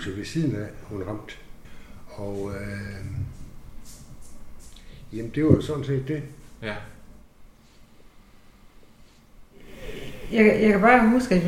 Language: Danish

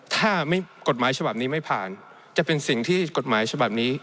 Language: Thai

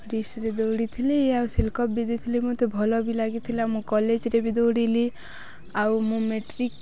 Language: Odia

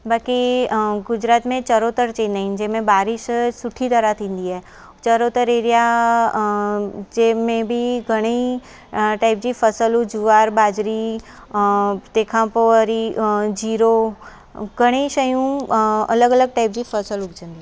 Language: Sindhi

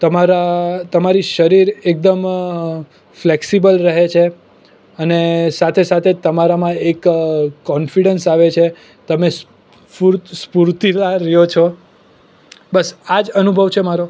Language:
Gujarati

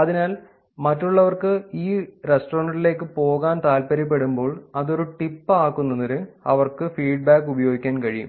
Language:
Malayalam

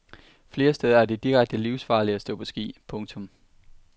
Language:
Danish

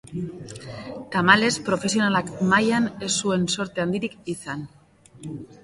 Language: Basque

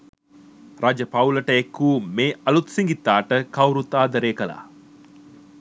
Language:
Sinhala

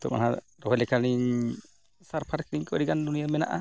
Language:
Santali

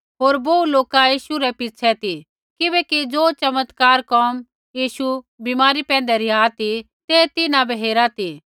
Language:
Kullu Pahari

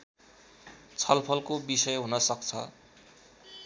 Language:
Nepali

